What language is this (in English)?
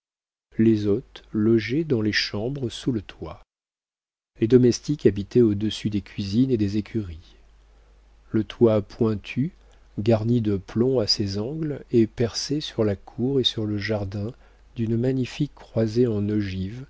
French